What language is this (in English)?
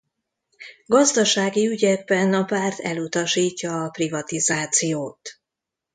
Hungarian